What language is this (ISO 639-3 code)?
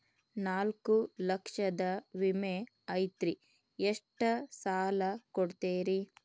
kan